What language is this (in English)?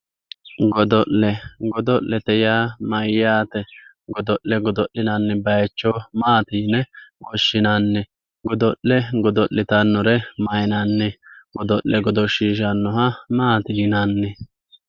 Sidamo